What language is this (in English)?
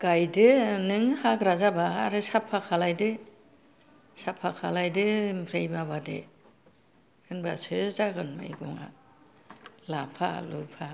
Bodo